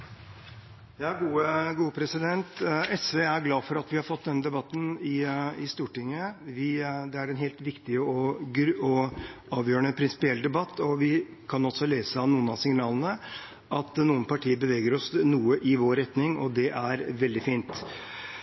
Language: Norwegian Bokmål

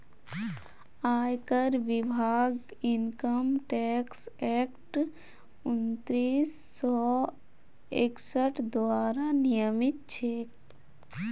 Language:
Magahi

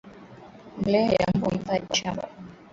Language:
Swahili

